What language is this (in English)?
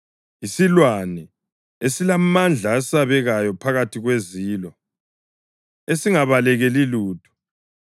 North Ndebele